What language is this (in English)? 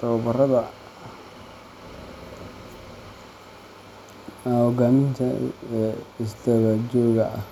Somali